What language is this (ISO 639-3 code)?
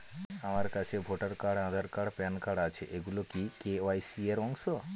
ben